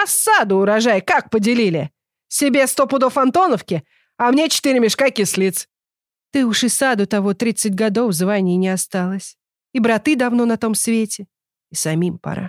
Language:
Russian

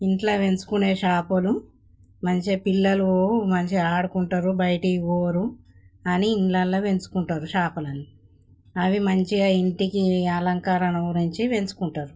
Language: Telugu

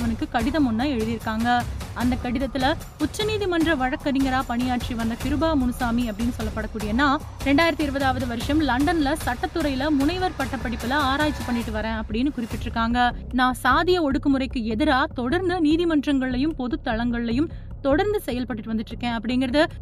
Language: Tamil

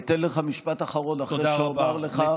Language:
Hebrew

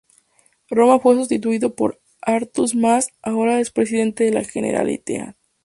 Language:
Spanish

